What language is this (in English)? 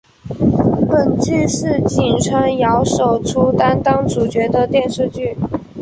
Chinese